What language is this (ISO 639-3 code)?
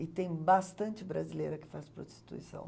por